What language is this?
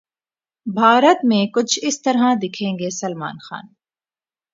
Urdu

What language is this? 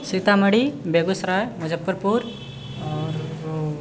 Maithili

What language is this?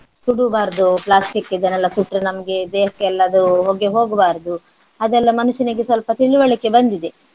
Kannada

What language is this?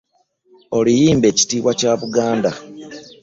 Ganda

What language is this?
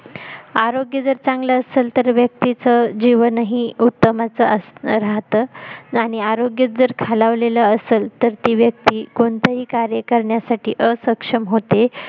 Marathi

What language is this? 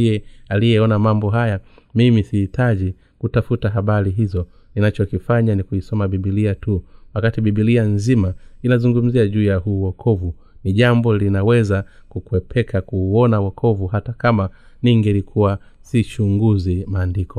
Swahili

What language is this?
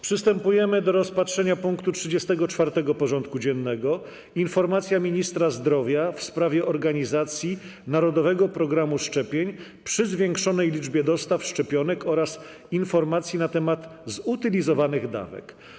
Polish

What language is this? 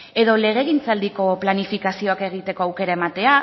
Basque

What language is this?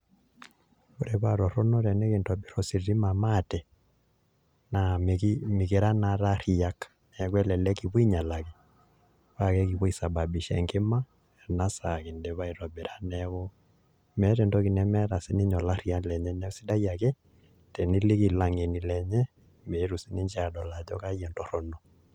Masai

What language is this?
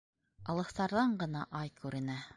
Bashkir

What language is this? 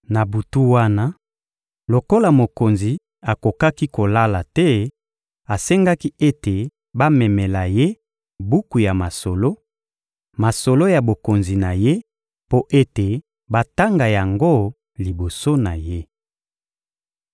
Lingala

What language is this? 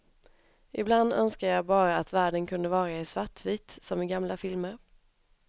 Swedish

